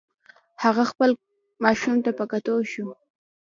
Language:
Pashto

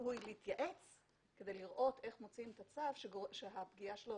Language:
Hebrew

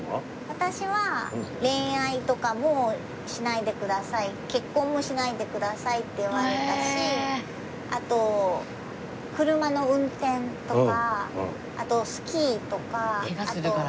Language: Japanese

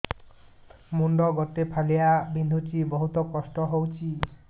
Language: Odia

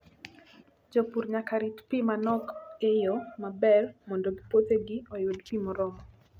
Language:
Luo (Kenya and Tanzania)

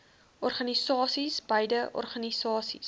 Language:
Afrikaans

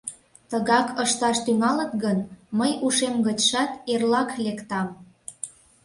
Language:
Mari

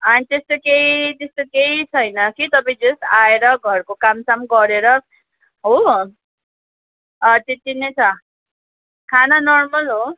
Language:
Nepali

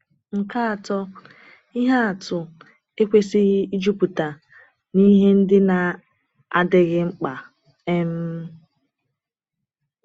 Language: Igbo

